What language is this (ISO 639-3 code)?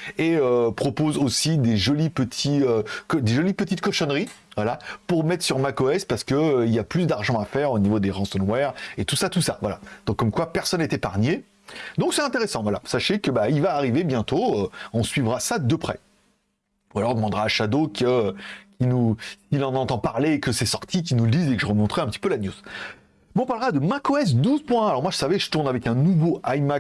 fra